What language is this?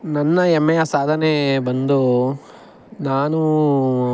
Kannada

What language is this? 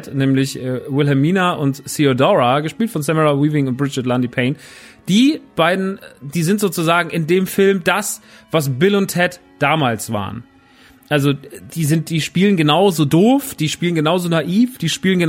German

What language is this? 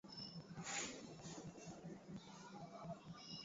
Swahili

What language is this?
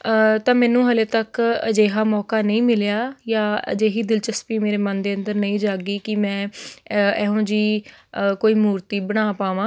Punjabi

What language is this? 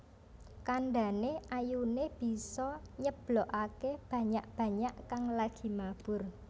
Javanese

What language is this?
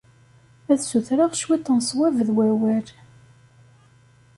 Kabyle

